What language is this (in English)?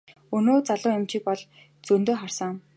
Mongolian